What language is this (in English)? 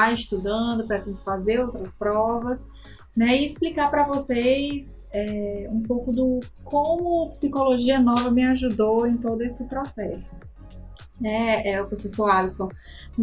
Portuguese